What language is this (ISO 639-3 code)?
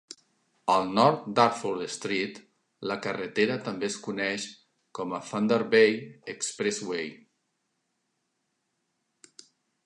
cat